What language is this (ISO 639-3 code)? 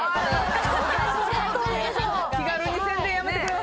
jpn